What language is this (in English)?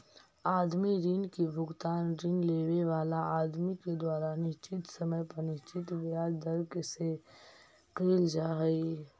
Magahi